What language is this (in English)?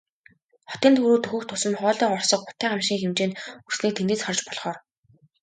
Mongolian